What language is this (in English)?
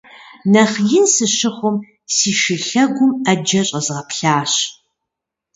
Kabardian